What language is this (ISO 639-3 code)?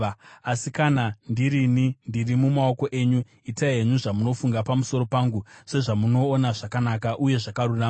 sna